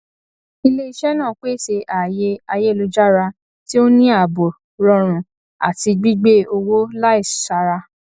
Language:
Yoruba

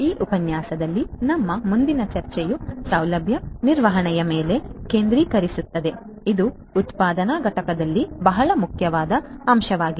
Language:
Kannada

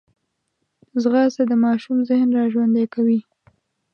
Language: Pashto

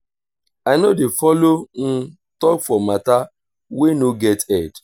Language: Nigerian Pidgin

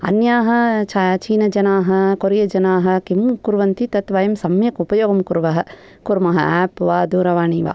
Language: Sanskrit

